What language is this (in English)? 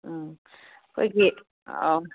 Manipuri